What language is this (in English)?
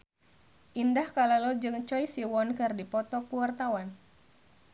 Sundanese